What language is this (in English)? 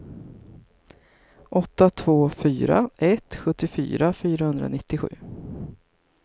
Swedish